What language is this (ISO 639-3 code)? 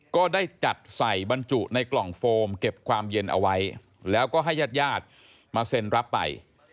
tha